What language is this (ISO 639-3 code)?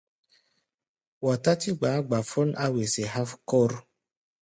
gba